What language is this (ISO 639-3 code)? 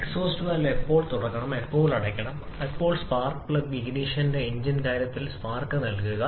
mal